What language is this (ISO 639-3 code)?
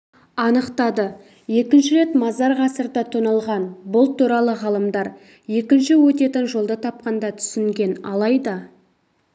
kaz